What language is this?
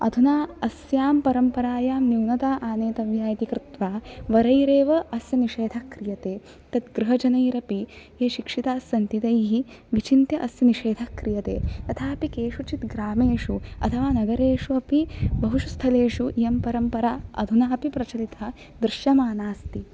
Sanskrit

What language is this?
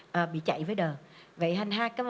Vietnamese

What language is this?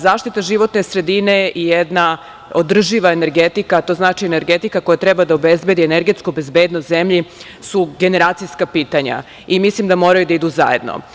Serbian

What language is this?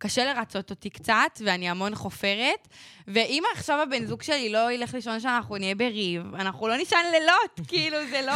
Hebrew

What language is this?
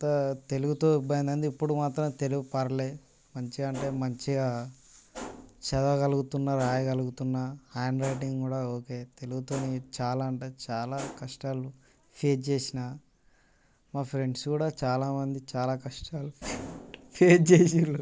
Telugu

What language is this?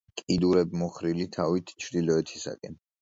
Georgian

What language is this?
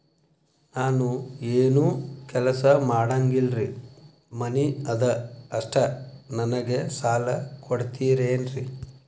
Kannada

